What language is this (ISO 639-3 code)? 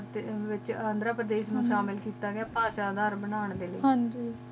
pan